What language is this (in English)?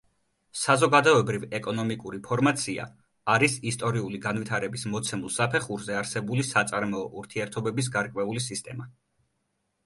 Georgian